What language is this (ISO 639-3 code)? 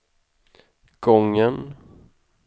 swe